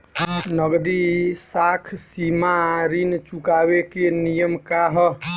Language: Bhojpuri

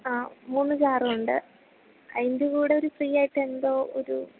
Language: Malayalam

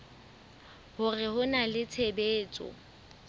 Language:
Southern Sotho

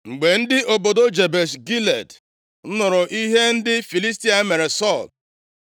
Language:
Igbo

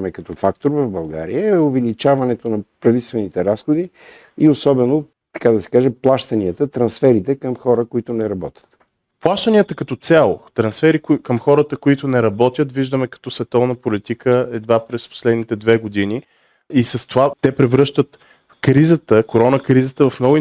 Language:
Bulgarian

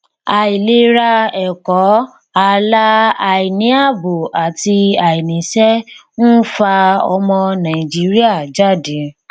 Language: Yoruba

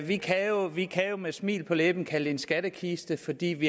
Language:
Danish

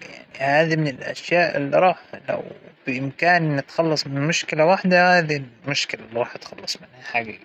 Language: Hijazi Arabic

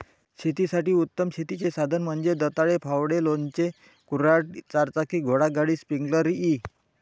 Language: Marathi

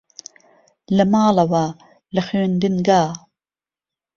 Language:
Central Kurdish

